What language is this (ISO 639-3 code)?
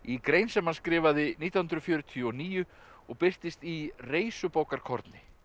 isl